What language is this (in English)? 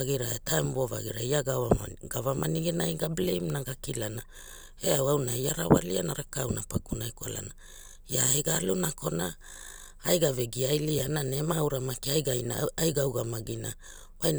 Hula